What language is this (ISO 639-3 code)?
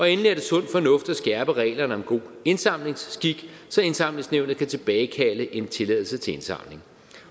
dan